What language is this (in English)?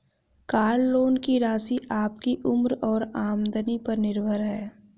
Hindi